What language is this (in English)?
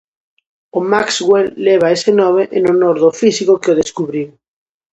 Galician